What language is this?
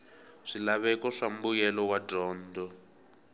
Tsonga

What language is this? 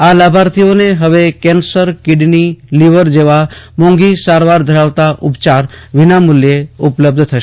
Gujarati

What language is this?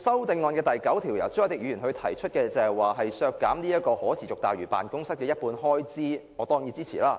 Cantonese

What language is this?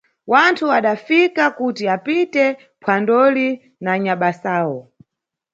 Nyungwe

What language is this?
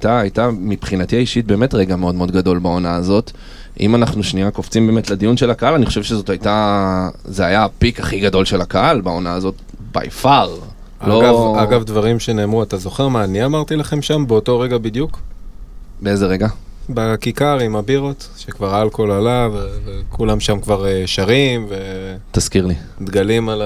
Hebrew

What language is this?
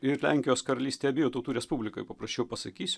Lithuanian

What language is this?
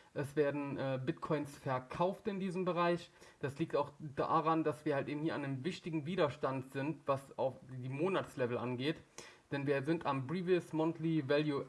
German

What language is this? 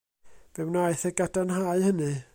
Welsh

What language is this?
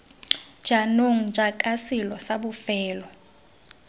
Tswana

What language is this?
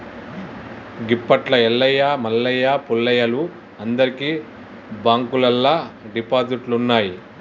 Telugu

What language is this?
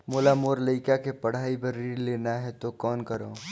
Chhattisgarhi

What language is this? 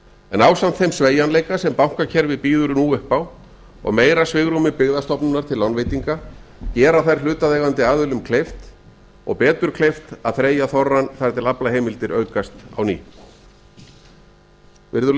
Icelandic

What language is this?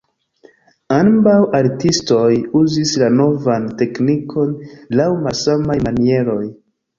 Esperanto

